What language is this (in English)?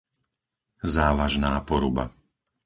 Slovak